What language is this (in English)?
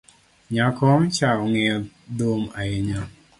Luo (Kenya and Tanzania)